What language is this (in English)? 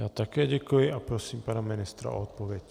Czech